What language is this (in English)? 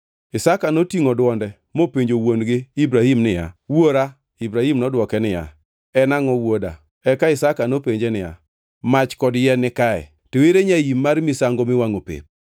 Luo (Kenya and Tanzania)